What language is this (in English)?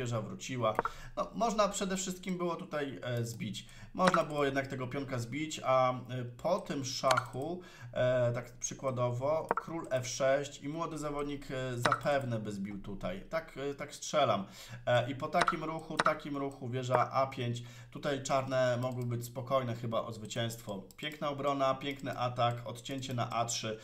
Polish